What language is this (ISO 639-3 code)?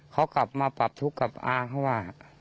tha